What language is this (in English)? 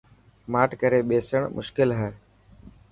Dhatki